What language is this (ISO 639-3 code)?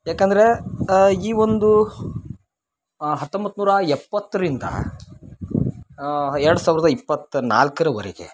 kan